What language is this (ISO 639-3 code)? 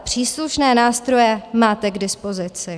ces